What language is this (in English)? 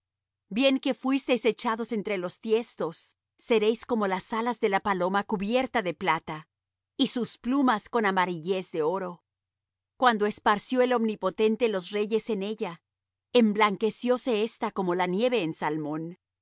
Spanish